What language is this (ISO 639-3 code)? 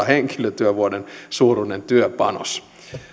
fin